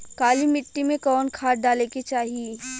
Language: Bhojpuri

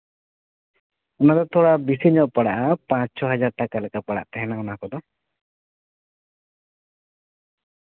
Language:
Santali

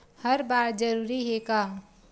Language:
Chhattisgarhi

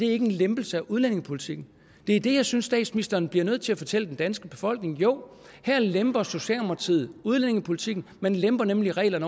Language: Danish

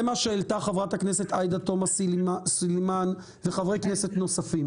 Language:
Hebrew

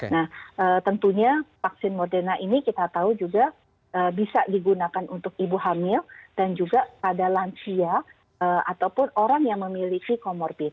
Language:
Indonesian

